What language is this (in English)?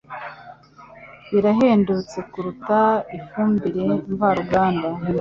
Kinyarwanda